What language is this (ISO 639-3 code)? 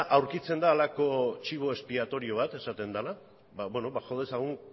eus